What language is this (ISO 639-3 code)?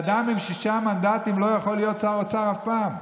heb